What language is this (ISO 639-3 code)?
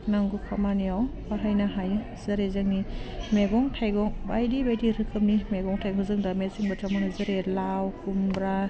brx